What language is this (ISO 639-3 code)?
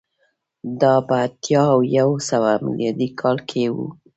pus